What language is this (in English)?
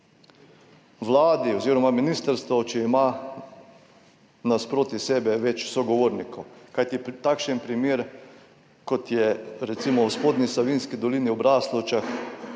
Slovenian